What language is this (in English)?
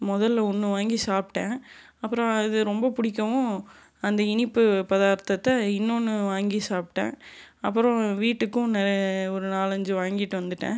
Tamil